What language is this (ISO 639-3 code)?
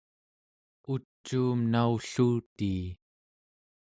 esu